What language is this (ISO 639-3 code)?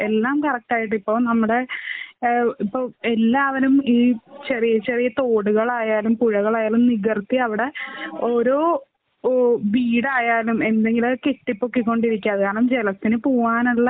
mal